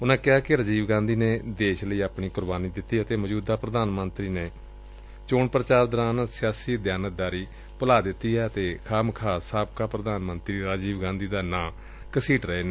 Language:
Punjabi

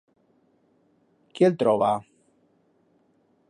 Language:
Aragonese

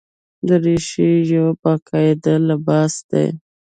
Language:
Pashto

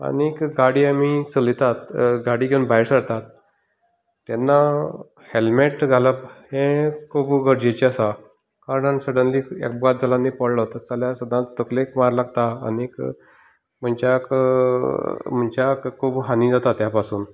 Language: Konkani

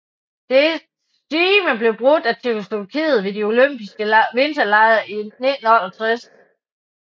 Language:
Danish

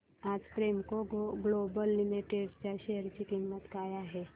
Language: Marathi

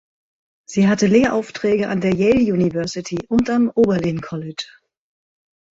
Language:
German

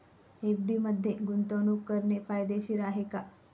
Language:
Marathi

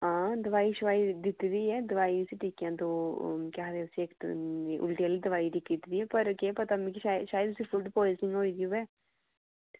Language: Dogri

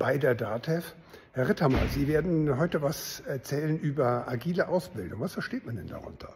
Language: German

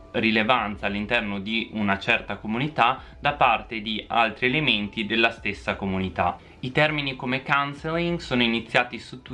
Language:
Italian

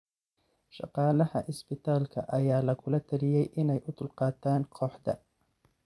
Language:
Somali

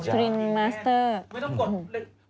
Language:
Thai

